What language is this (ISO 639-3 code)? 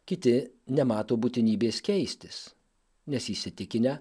lit